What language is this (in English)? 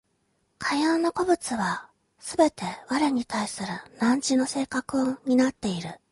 Japanese